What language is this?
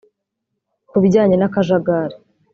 Kinyarwanda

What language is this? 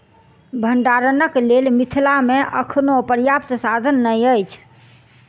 Maithili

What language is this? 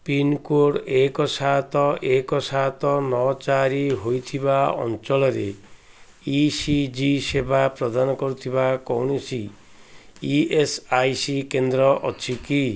Odia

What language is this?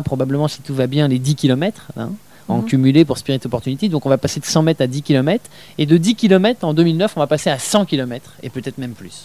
French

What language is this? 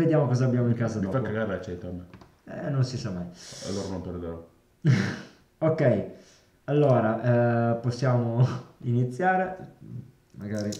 Italian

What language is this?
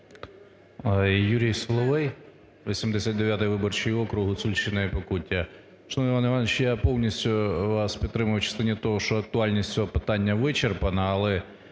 Ukrainian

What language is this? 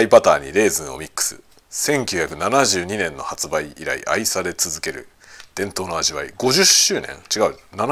Japanese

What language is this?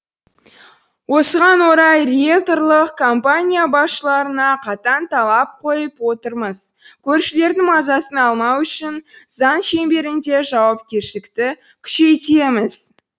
Kazakh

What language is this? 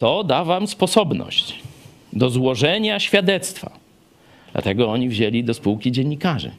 Polish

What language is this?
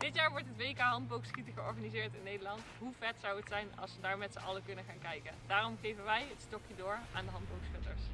Dutch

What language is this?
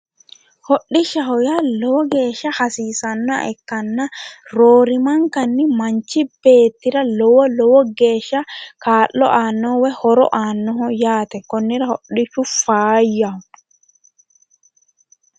Sidamo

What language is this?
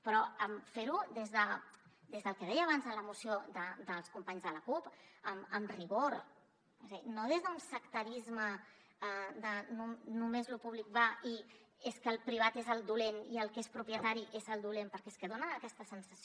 Catalan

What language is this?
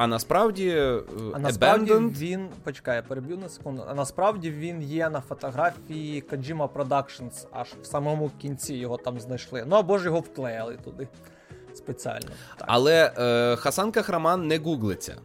Ukrainian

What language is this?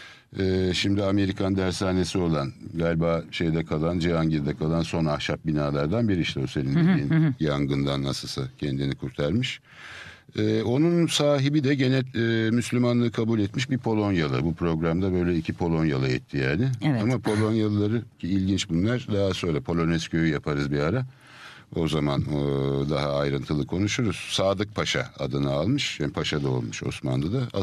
Turkish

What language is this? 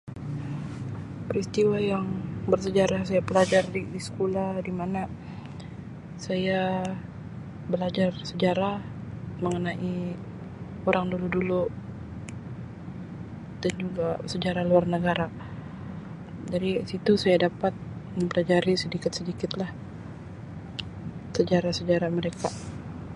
Sabah Malay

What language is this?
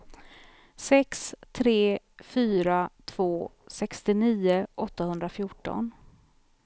Swedish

